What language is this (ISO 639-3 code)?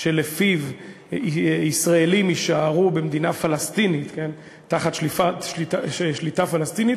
heb